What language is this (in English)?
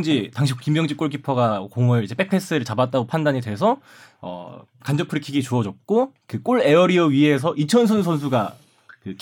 Korean